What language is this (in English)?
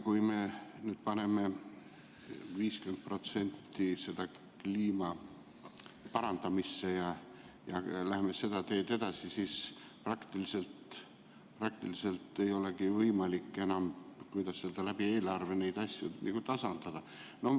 Estonian